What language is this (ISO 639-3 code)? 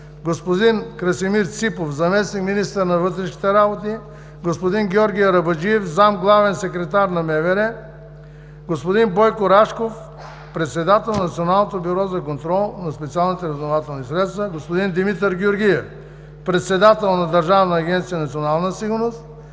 bul